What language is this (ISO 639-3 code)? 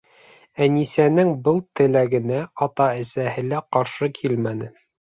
bak